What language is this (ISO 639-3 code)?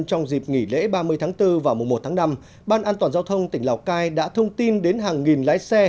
vie